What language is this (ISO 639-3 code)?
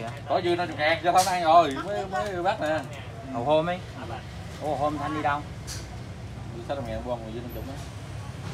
vie